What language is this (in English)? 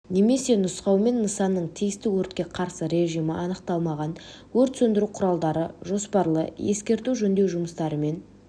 Kazakh